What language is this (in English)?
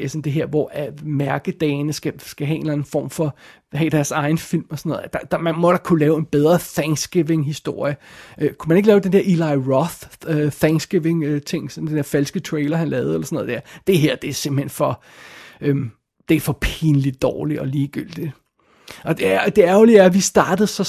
Danish